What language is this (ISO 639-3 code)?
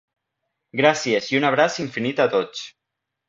cat